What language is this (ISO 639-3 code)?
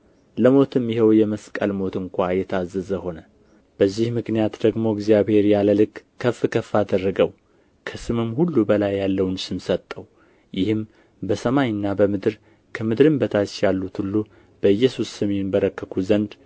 amh